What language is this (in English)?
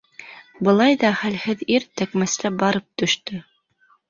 Bashkir